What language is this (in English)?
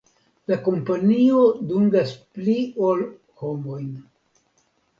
Esperanto